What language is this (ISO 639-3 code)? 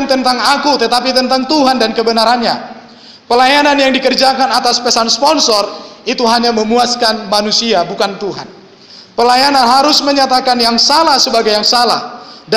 ind